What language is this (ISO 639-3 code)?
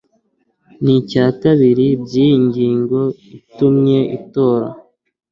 kin